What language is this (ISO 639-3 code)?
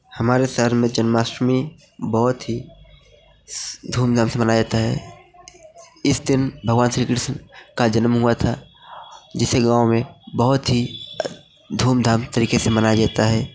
hin